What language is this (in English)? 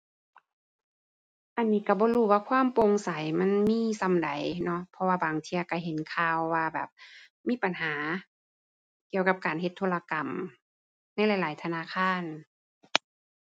Thai